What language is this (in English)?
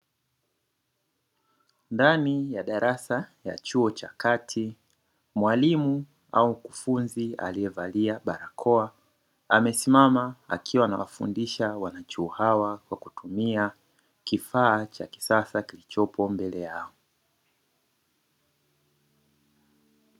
Swahili